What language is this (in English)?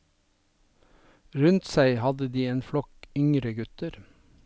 Norwegian